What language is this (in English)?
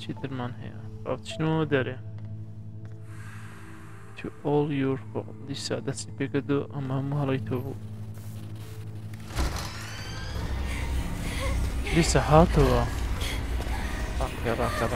Arabic